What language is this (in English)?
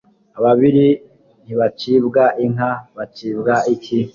Kinyarwanda